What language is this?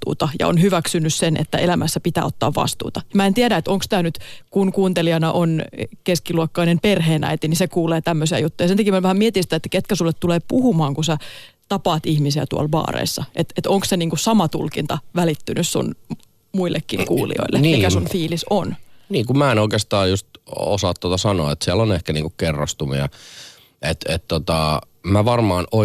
Finnish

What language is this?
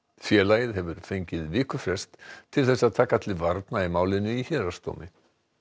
Icelandic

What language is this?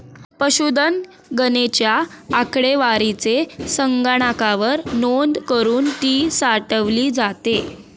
Marathi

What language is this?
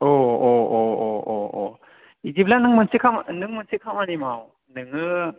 Bodo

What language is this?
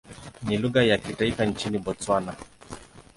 Swahili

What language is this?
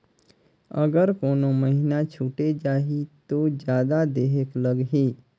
Chhattisgarhi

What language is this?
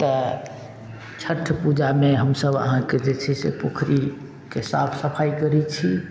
Maithili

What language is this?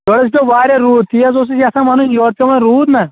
Kashmiri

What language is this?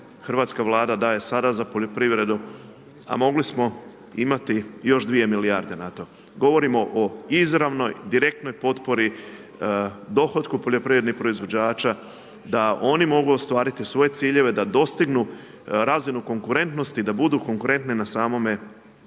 Croatian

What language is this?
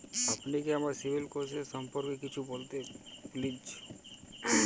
Bangla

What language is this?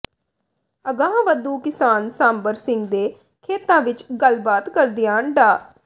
Punjabi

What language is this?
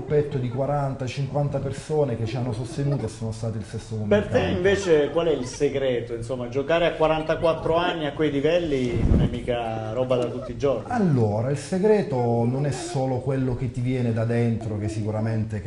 Italian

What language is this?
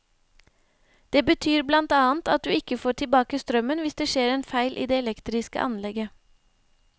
Norwegian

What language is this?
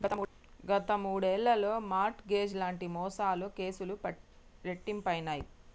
Telugu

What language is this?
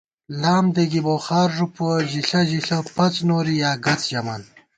Gawar-Bati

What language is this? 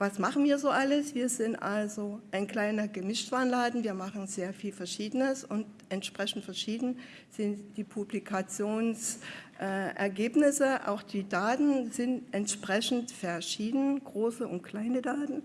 German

